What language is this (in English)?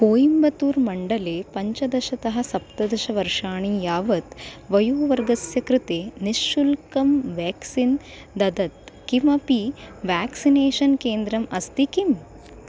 Sanskrit